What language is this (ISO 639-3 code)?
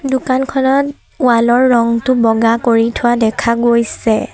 asm